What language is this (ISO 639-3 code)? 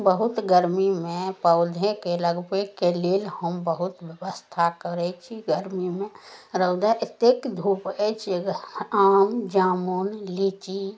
mai